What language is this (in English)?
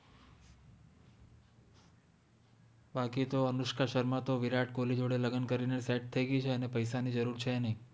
Gujarati